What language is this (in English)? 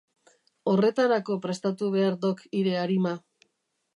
Basque